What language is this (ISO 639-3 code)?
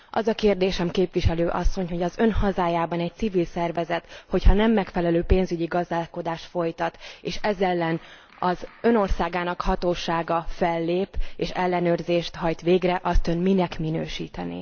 hun